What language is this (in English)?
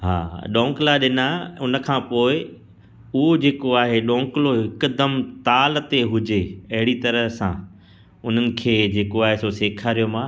Sindhi